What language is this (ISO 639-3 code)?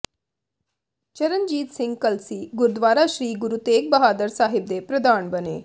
pan